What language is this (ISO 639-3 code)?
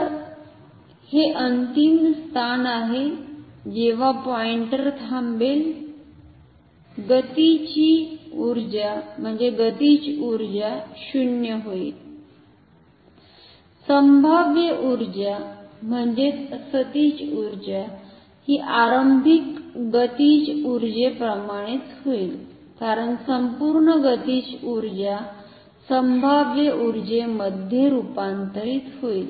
mar